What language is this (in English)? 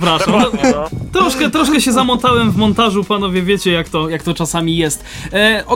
Polish